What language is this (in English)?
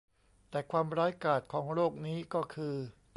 Thai